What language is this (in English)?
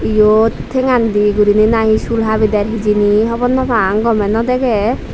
Chakma